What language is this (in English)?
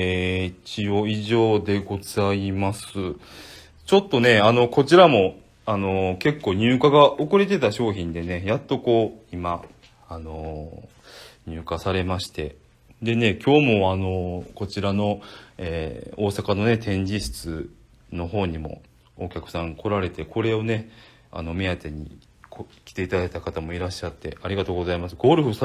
Japanese